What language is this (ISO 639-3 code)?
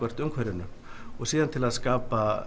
isl